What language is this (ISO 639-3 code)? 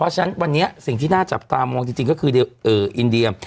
tha